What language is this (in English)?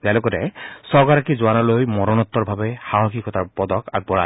Assamese